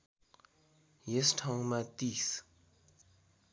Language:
Nepali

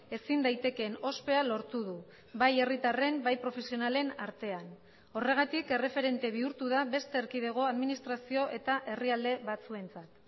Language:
Basque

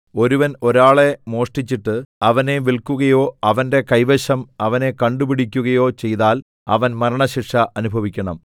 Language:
Malayalam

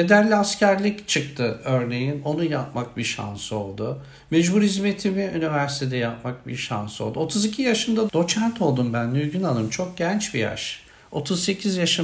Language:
Turkish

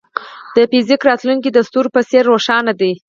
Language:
Pashto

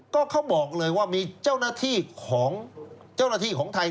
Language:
Thai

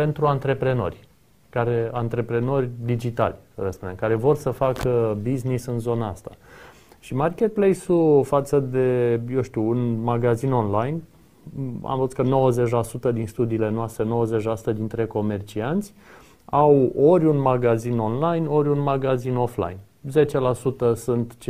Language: Romanian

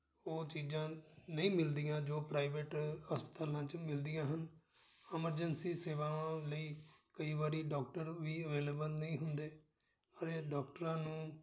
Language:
Punjabi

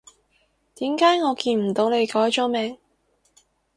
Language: Cantonese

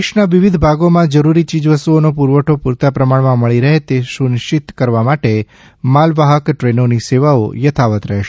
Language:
Gujarati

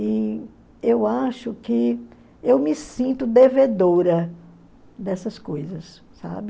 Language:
Portuguese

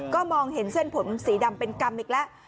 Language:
Thai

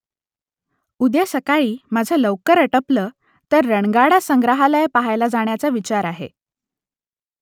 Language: Marathi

